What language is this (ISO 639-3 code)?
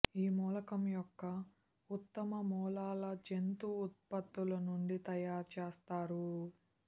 tel